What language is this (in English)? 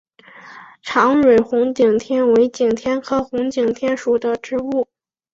Chinese